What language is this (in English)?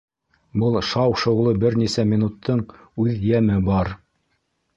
Bashkir